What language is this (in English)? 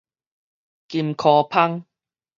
Min Nan Chinese